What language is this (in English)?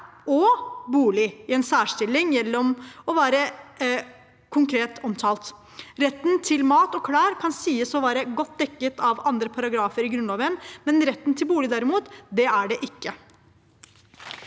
Norwegian